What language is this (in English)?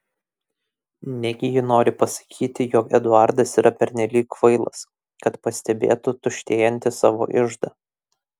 Lithuanian